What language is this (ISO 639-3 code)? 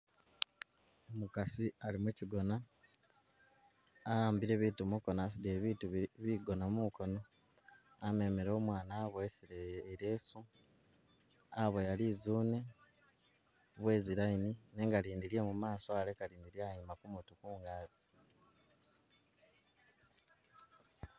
myx